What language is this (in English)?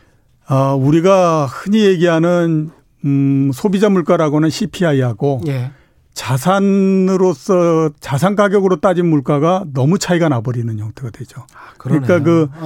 Korean